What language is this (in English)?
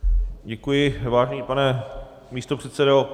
Czech